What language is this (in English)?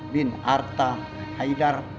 Indonesian